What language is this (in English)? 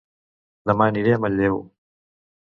Catalan